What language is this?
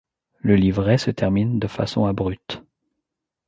French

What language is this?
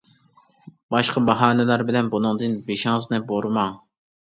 Uyghur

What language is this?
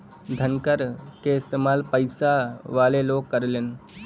Bhojpuri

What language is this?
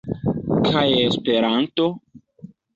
Esperanto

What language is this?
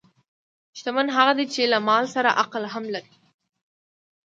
Pashto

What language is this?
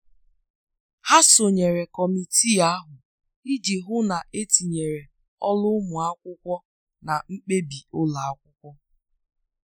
Igbo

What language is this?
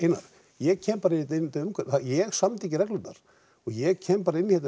Icelandic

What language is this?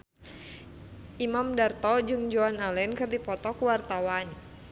Sundanese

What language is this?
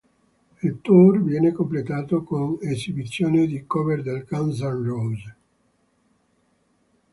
Italian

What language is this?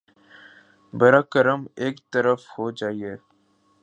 Urdu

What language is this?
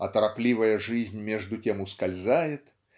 Russian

